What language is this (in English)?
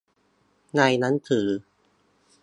Thai